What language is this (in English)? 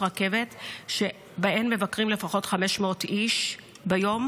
Hebrew